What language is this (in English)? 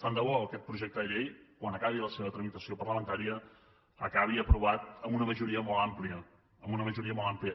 Catalan